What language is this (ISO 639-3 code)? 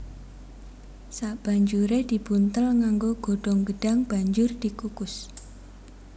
jav